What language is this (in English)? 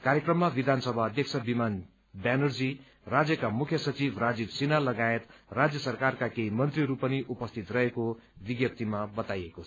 Nepali